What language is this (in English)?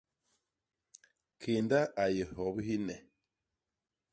Basaa